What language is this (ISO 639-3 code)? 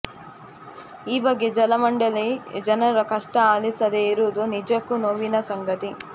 kan